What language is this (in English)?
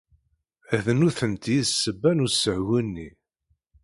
Kabyle